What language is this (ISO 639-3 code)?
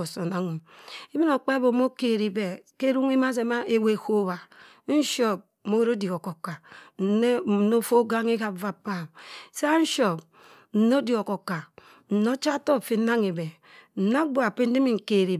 mfn